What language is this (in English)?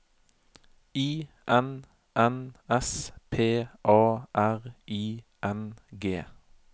Norwegian